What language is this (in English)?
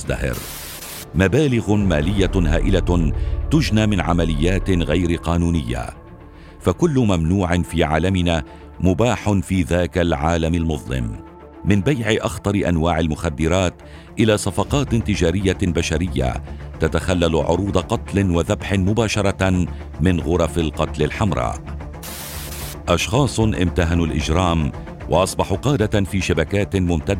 Arabic